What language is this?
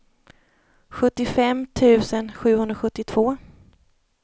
Swedish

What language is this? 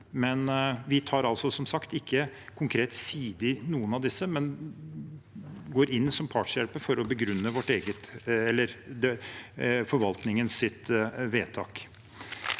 Norwegian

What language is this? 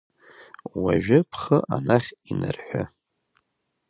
Abkhazian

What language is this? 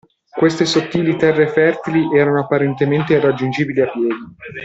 Italian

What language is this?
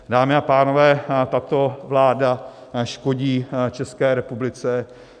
Czech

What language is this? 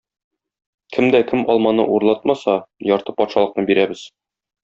Tatar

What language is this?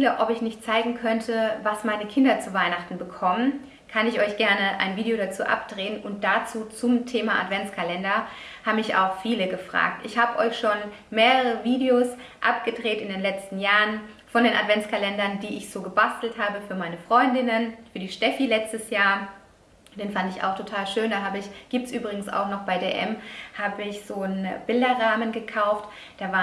German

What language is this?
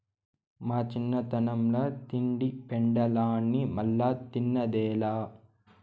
Telugu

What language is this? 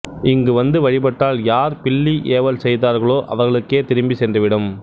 Tamil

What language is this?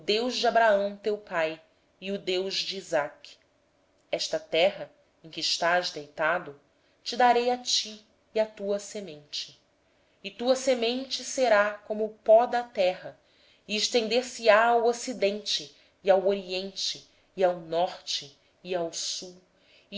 Portuguese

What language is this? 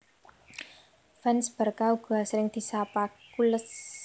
Javanese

